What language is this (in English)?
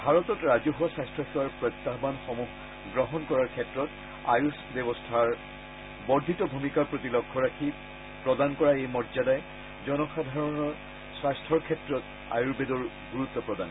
Assamese